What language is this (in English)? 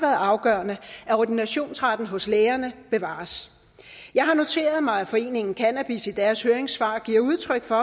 Danish